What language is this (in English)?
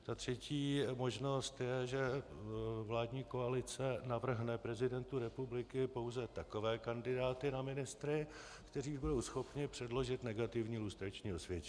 Czech